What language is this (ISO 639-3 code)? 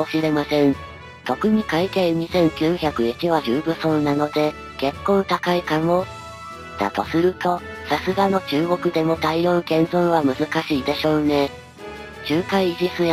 jpn